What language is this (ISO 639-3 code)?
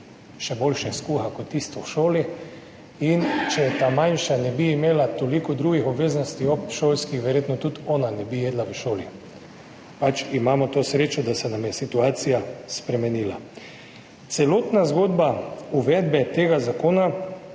slv